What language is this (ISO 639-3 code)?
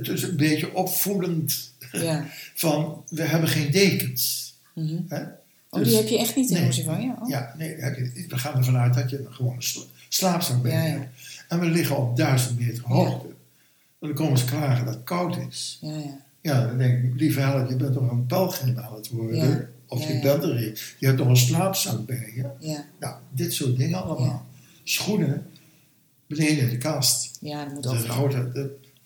nld